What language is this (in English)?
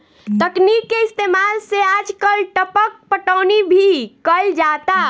Bhojpuri